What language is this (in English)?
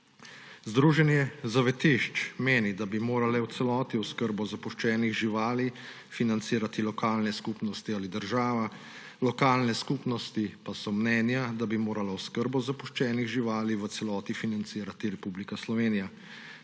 Slovenian